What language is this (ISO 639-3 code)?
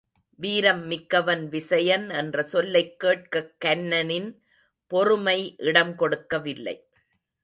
tam